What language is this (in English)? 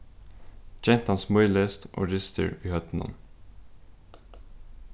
Faroese